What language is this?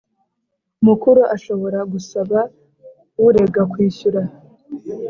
Kinyarwanda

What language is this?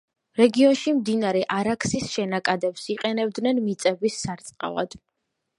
Georgian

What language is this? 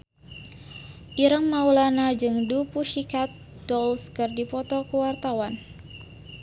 Sundanese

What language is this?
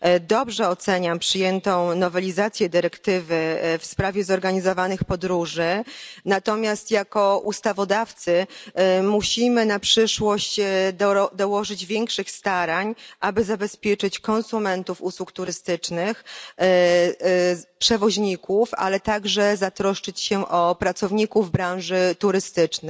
Polish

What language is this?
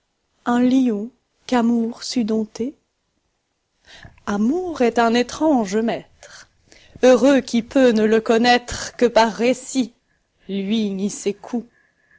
French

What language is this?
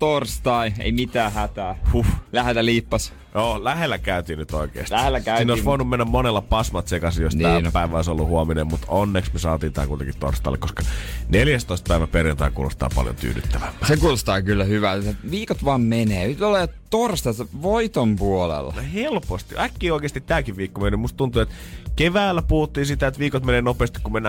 Finnish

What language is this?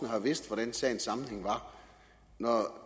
Danish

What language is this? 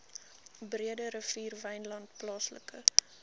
Afrikaans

